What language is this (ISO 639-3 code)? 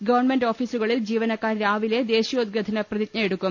mal